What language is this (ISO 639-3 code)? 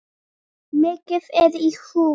isl